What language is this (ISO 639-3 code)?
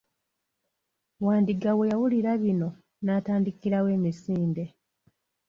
lug